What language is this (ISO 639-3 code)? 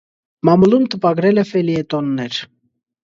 hye